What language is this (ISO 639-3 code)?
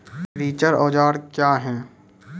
mai